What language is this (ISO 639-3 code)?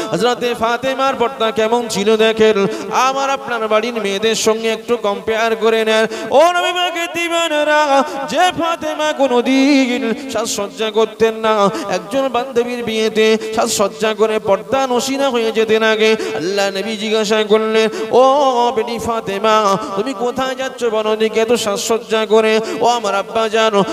ara